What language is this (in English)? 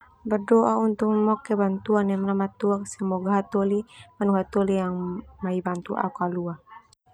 Termanu